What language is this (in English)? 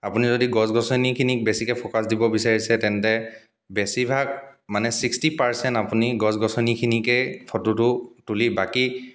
Assamese